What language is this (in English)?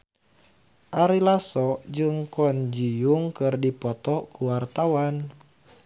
Sundanese